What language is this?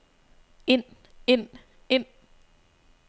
Danish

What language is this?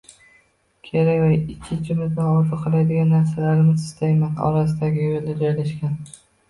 Uzbek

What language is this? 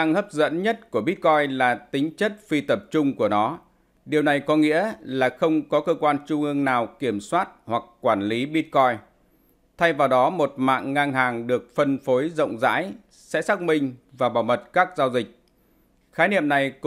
Vietnamese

